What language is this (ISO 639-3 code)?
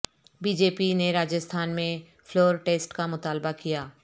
urd